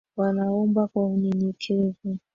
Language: Swahili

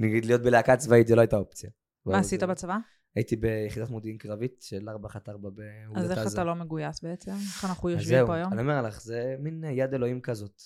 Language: Hebrew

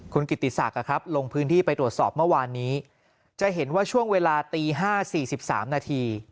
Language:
Thai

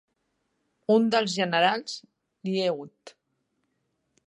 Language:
Catalan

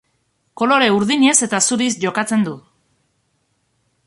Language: Basque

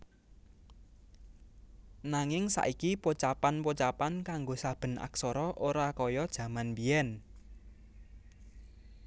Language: Javanese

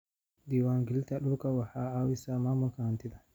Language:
Somali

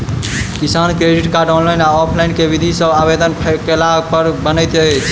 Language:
Maithili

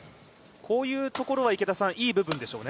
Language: Japanese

